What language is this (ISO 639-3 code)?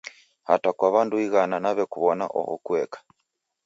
dav